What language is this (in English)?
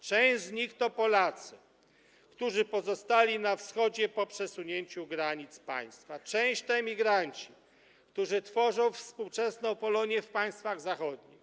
Polish